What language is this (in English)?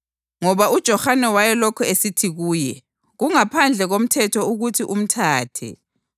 North Ndebele